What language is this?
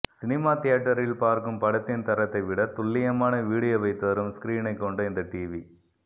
Tamil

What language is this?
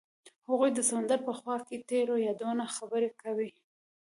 Pashto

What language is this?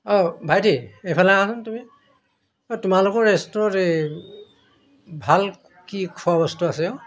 Assamese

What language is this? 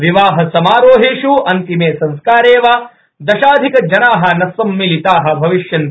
Sanskrit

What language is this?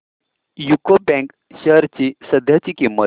Marathi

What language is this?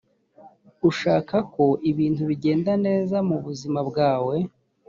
Kinyarwanda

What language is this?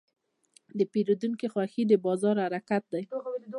Pashto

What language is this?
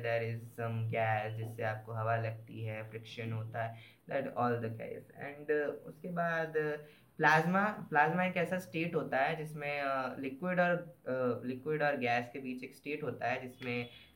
Hindi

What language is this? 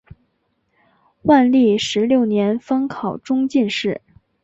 Chinese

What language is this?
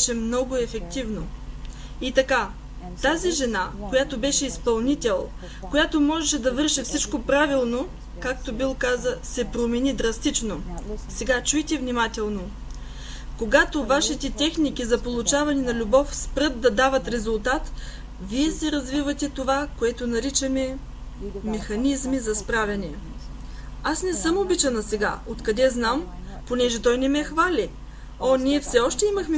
Bulgarian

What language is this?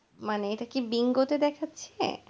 Bangla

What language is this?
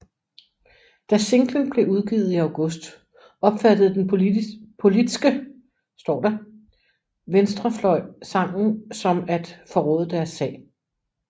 Danish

